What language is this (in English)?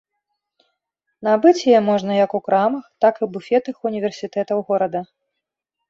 Belarusian